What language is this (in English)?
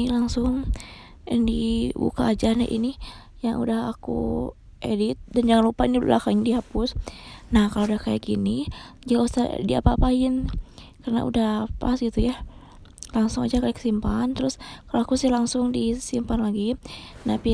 Indonesian